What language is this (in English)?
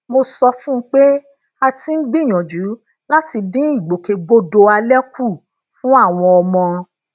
Yoruba